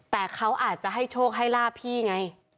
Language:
Thai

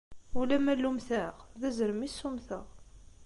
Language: Kabyle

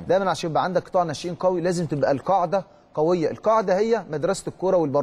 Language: Arabic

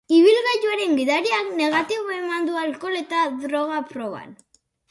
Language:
Basque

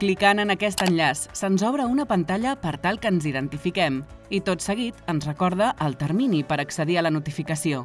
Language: Catalan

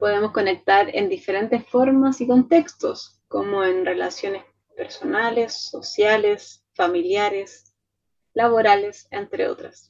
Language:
Spanish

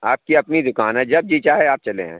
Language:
Urdu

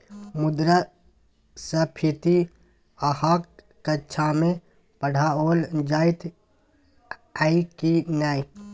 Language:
Maithili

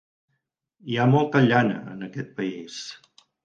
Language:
Catalan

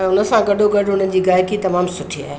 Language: Sindhi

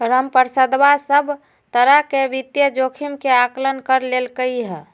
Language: Magahi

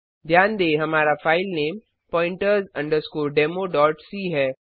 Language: Hindi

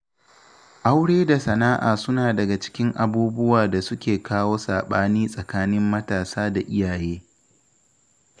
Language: Hausa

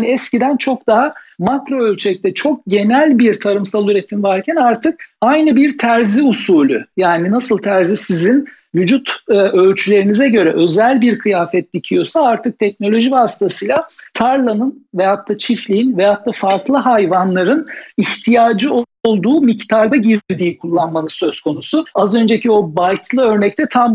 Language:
Turkish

